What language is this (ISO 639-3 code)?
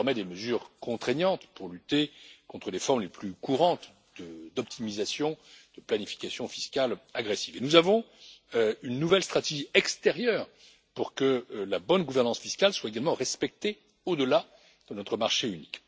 fra